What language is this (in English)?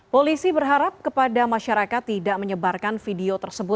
Indonesian